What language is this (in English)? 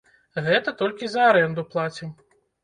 Belarusian